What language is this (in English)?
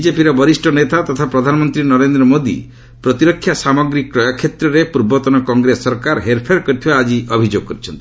Odia